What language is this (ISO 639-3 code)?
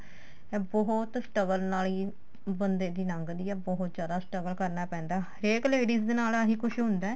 pan